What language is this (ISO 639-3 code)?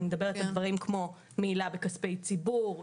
heb